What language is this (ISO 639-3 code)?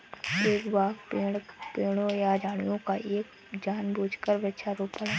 hin